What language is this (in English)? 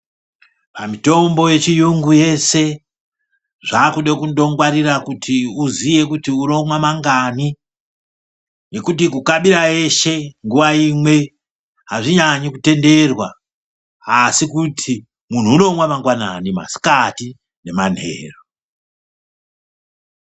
Ndau